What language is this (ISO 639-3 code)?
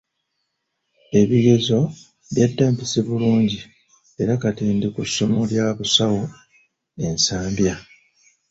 lug